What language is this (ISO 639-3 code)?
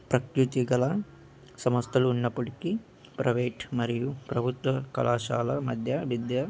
tel